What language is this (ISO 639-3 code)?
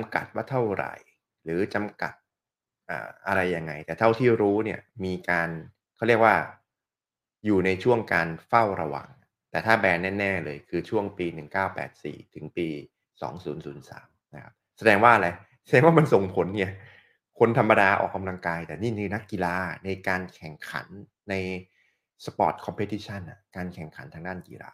tha